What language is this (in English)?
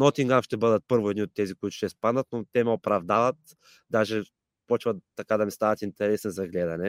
Bulgarian